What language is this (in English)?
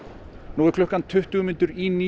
Icelandic